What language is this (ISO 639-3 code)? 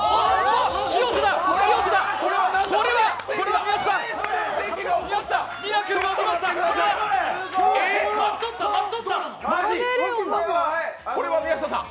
jpn